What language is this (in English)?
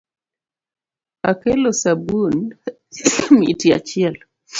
Luo (Kenya and Tanzania)